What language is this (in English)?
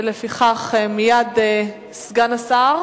Hebrew